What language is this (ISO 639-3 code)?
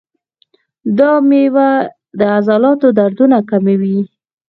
pus